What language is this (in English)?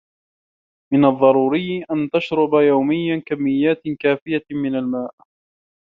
Arabic